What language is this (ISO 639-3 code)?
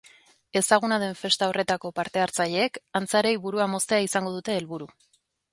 eus